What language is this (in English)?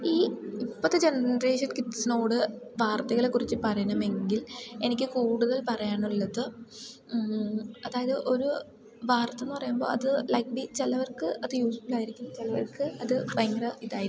Malayalam